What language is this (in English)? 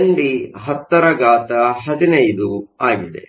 Kannada